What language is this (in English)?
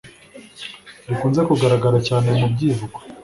Kinyarwanda